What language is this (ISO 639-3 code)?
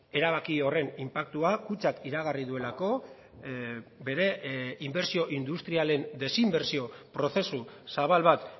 eus